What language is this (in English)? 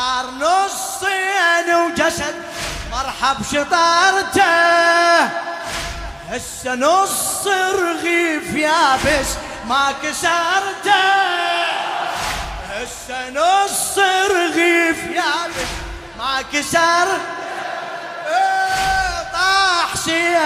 Arabic